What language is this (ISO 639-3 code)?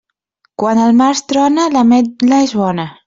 cat